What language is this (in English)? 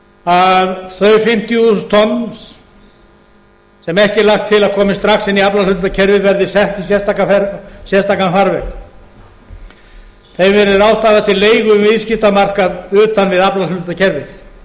Icelandic